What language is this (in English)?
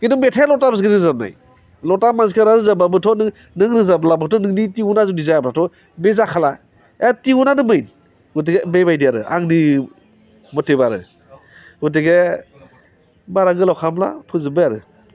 Bodo